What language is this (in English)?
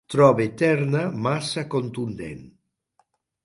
Catalan